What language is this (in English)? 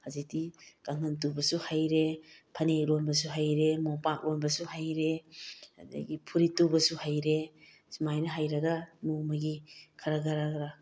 Manipuri